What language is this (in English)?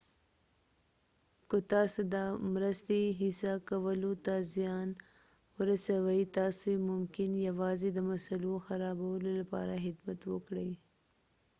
Pashto